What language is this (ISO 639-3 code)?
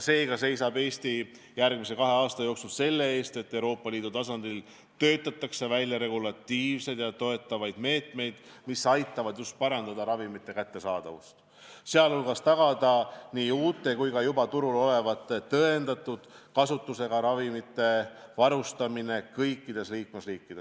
est